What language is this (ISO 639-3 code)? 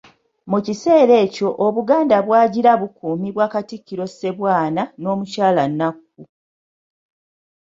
lug